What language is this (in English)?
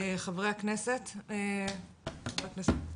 Hebrew